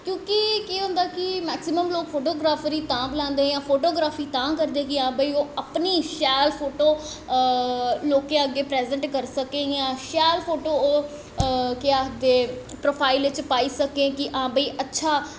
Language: Dogri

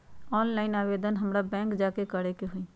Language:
Magahi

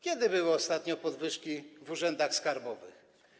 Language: Polish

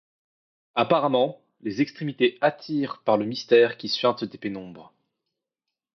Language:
French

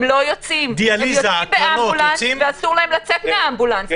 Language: Hebrew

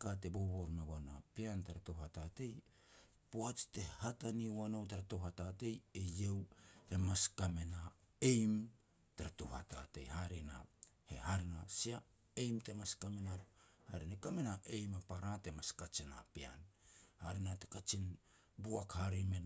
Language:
Petats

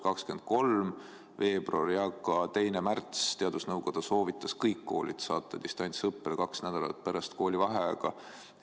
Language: Estonian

